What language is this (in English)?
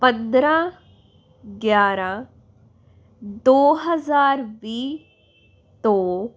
Punjabi